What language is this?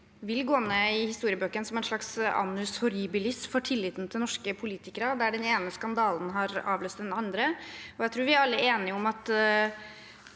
Norwegian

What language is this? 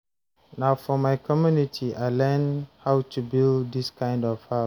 Nigerian Pidgin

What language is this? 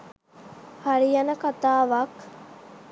Sinhala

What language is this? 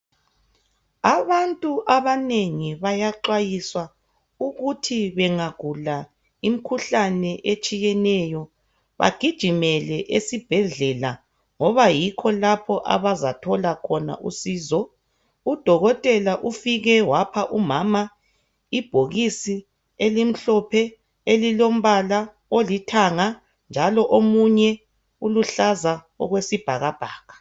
North Ndebele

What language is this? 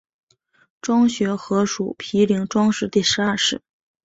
Chinese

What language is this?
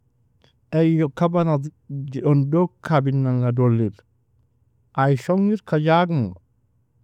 Nobiin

